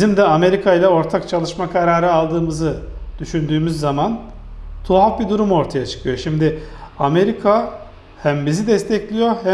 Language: Turkish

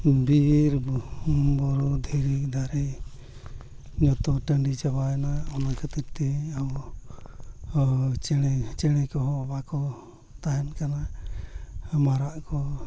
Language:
Santali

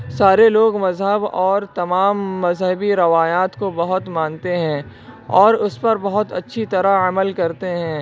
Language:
Urdu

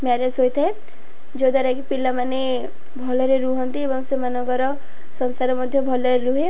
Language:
Odia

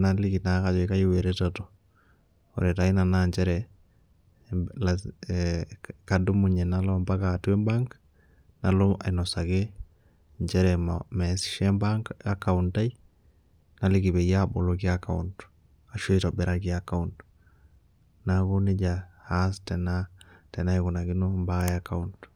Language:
Masai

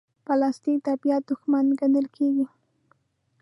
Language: Pashto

